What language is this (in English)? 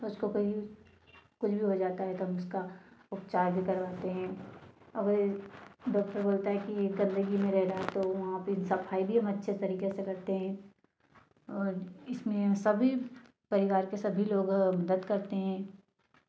Hindi